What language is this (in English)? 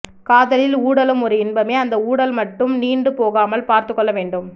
Tamil